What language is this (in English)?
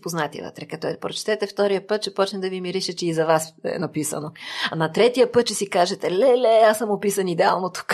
Bulgarian